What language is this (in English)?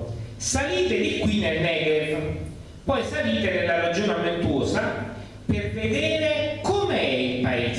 Italian